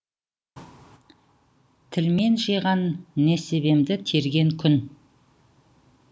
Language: Kazakh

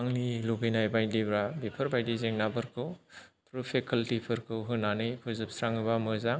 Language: Bodo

